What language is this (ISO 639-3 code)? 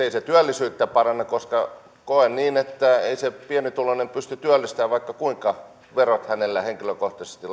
fin